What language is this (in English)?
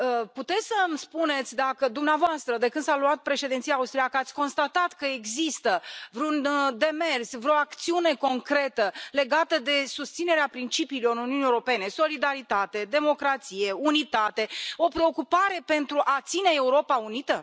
Romanian